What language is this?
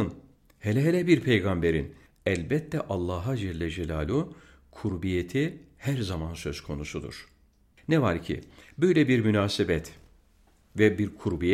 Turkish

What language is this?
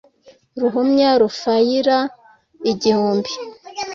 Kinyarwanda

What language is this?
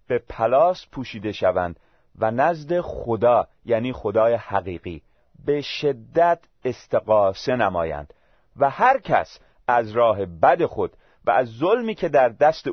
Persian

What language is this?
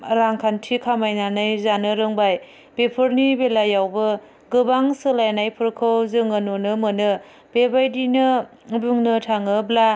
Bodo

